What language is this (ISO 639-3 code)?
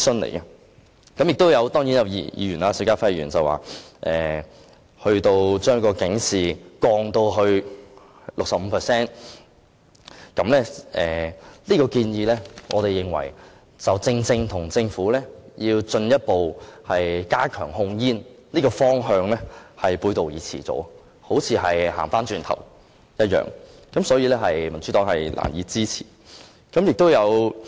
yue